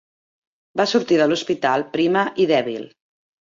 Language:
Catalan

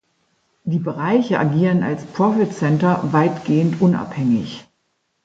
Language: German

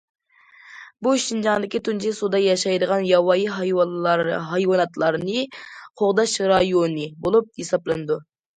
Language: Uyghur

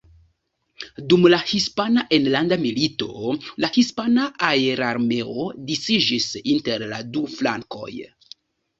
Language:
Esperanto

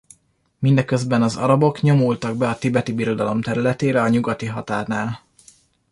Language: Hungarian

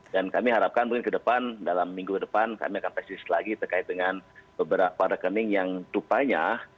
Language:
Indonesian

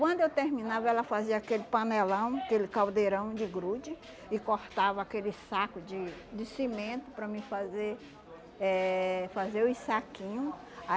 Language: Portuguese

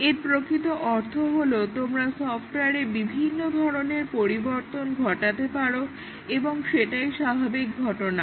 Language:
Bangla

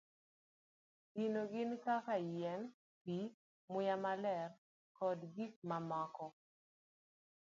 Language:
Luo (Kenya and Tanzania)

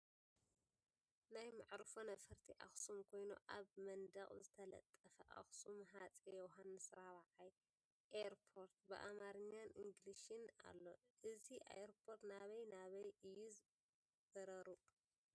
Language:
Tigrinya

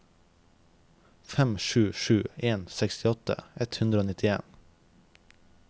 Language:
Norwegian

